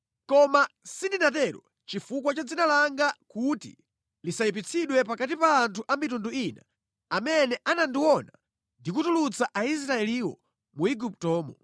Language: Nyanja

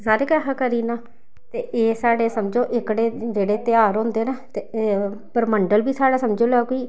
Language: Dogri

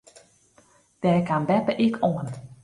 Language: Western Frisian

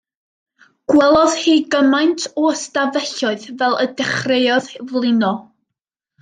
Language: Welsh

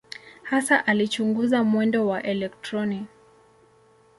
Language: Swahili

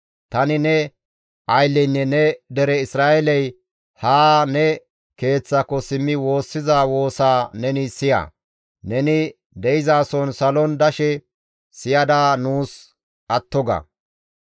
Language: Gamo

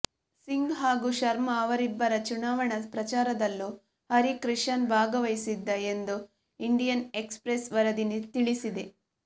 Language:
Kannada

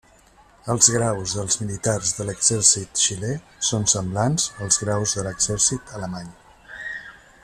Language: Catalan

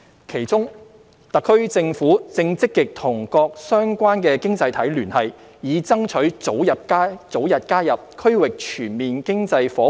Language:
Cantonese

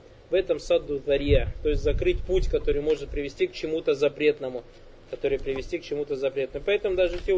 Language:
Russian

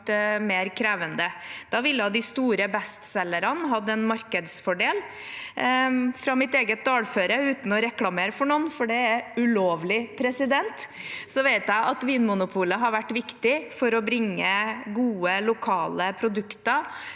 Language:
Norwegian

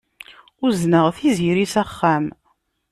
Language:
Kabyle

